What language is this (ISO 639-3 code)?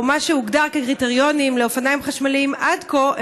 heb